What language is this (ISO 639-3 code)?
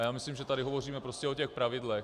ces